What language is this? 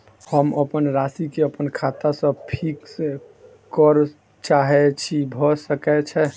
Maithili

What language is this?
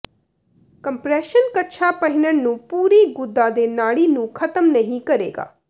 Punjabi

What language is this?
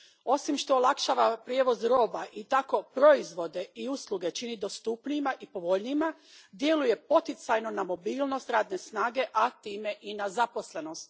Croatian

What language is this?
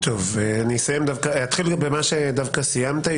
Hebrew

